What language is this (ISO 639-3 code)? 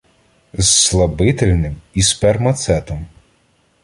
ukr